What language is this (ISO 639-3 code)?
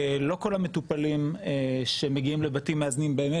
heb